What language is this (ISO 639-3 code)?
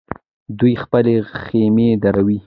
pus